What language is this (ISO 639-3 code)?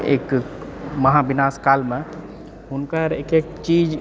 mai